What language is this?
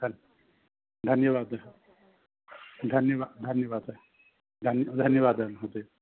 Sanskrit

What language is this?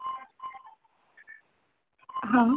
Odia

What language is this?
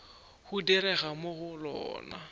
Northern Sotho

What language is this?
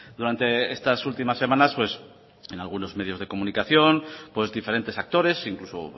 Spanish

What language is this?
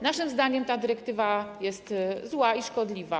Polish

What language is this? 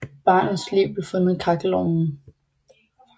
Danish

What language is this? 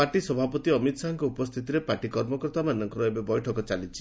Odia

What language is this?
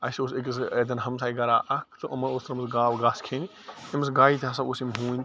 Kashmiri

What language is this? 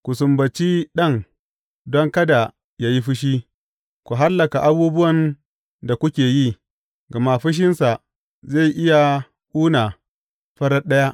Hausa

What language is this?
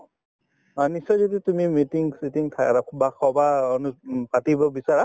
Assamese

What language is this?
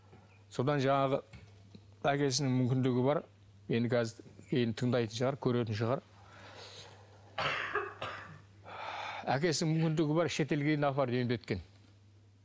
Kazakh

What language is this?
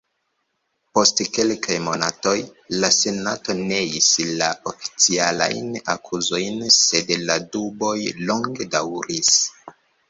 Esperanto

